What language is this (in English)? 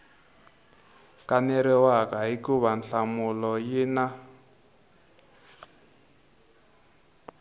Tsonga